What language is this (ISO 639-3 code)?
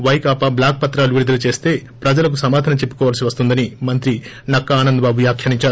tel